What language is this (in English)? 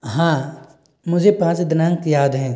Hindi